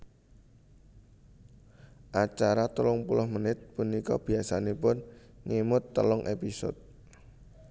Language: Javanese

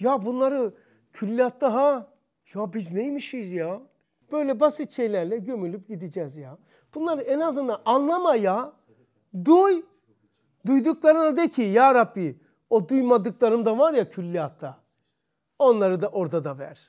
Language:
Turkish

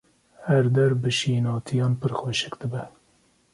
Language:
Kurdish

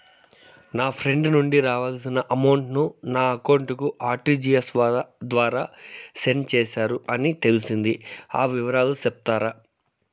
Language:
Telugu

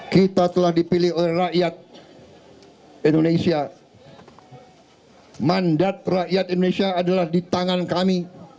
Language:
Indonesian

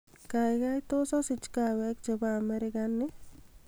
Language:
Kalenjin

